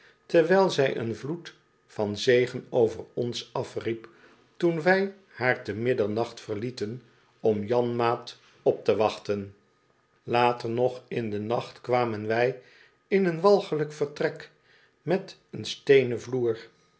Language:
Dutch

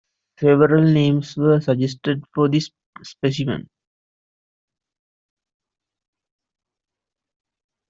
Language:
English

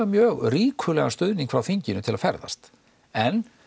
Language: Icelandic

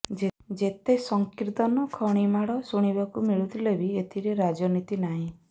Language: Odia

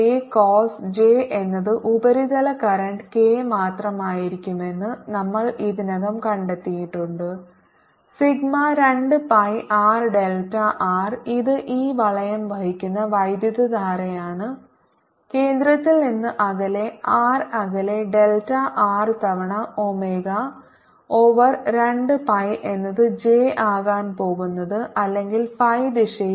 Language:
Malayalam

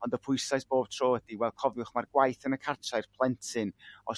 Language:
Welsh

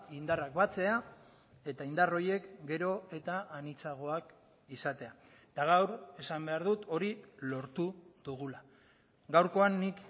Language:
Basque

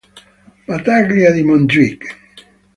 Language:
Italian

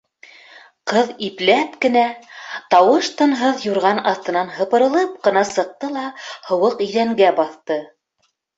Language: Bashkir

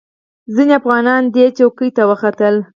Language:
Pashto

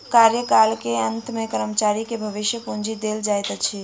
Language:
Maithili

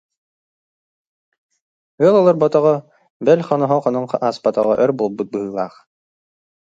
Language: Yakut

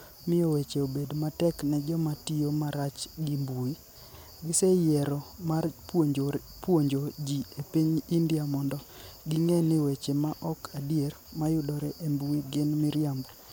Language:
Luo (Kenya and Tanzania)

